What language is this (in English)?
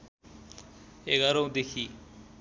Nepali